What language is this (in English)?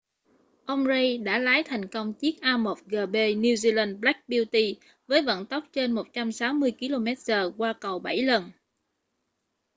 Vietnamese